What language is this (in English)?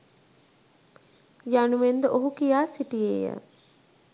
Sinhala